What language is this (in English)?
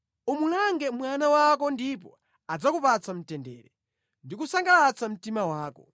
Nyanja